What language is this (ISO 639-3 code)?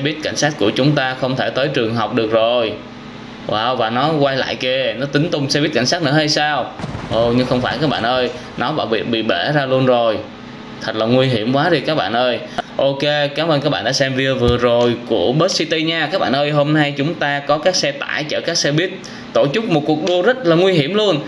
vie